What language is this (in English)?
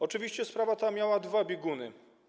Polish